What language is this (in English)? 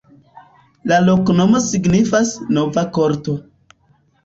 Esperanto